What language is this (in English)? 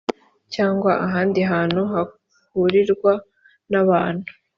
Kinyarwanda